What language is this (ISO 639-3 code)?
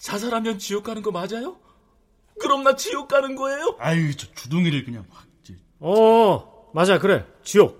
kor